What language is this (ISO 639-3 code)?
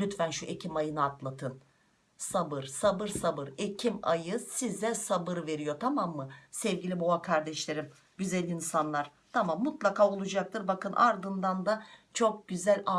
tur